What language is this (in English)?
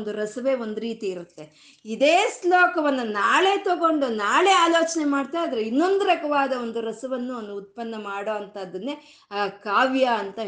Kannada